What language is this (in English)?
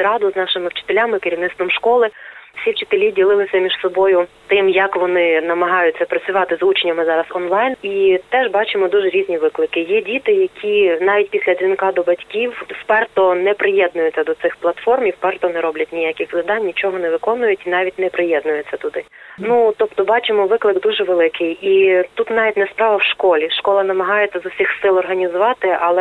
Ukrainian